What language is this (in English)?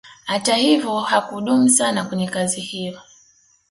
Swahili